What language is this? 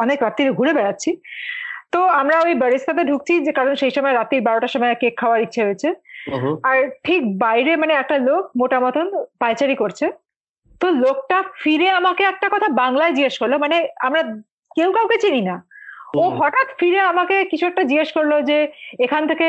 Bangla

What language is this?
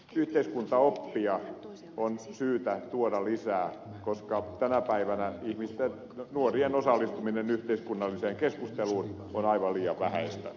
Finnish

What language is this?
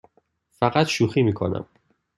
Persian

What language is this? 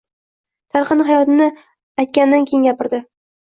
Uzbek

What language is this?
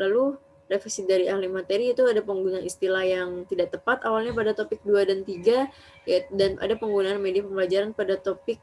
Indonesian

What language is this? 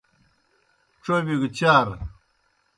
Kohistani Shina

